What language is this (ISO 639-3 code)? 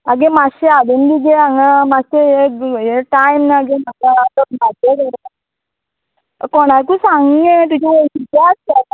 kok